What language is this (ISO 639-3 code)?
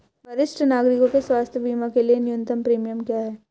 hin